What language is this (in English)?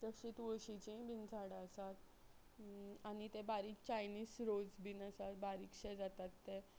Konkani